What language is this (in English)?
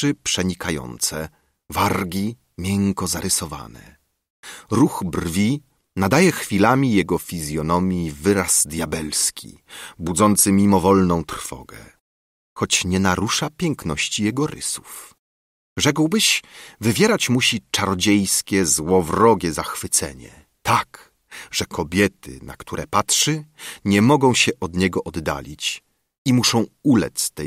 Polish